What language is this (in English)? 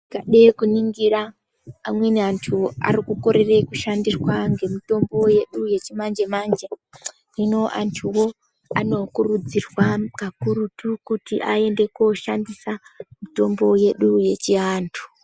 Ndau